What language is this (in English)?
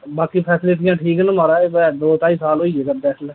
Dogri